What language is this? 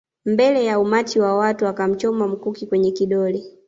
Swahili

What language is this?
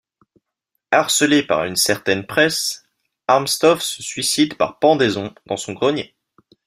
French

